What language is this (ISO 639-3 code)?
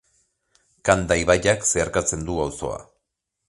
eus